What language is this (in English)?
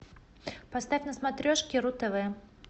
Russian